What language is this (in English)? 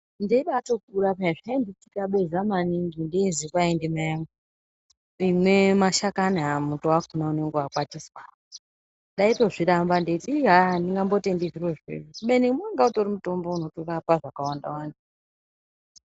Ndau